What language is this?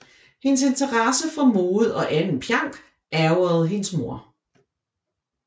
Danish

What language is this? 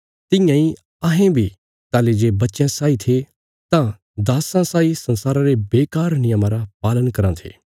Bilaspuri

